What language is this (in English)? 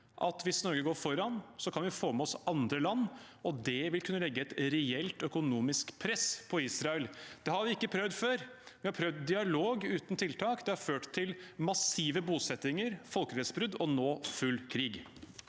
Norwegian